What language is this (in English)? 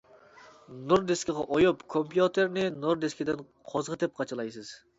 Uyghur